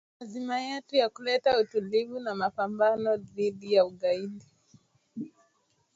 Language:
Swahili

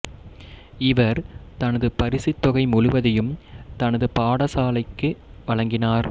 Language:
Tamil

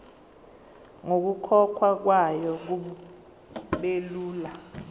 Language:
Zulu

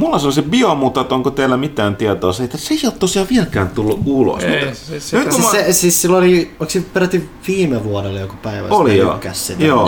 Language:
Finnish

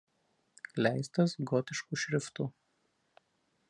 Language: Lithuanian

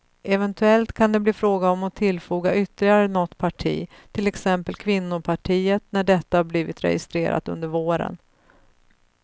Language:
Swedish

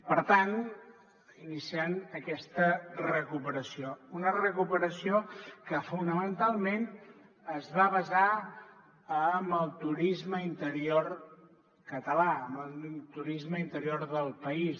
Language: Catalan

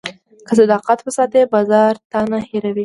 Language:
Pashto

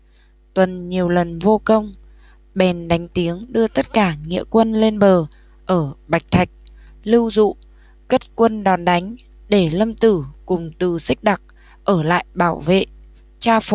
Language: Vietnamese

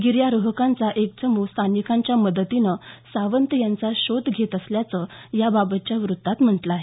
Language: Marathi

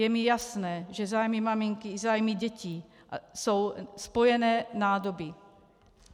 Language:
Czech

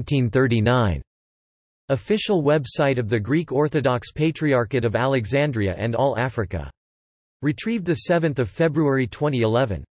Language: English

